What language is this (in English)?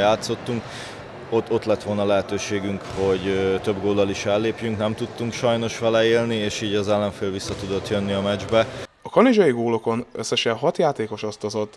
Hungarian